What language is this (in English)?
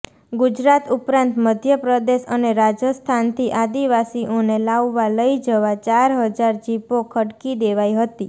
Gujarati